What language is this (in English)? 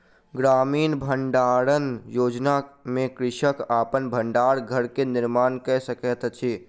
Maithili